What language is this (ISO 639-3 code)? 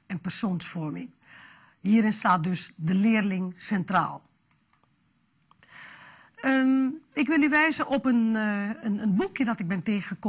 nld